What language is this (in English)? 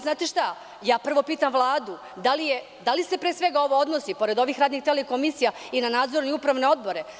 Serbian